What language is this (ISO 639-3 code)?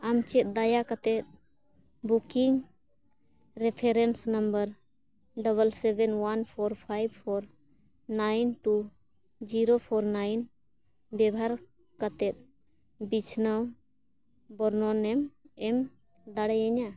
sat